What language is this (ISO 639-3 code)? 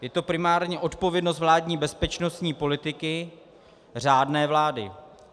ces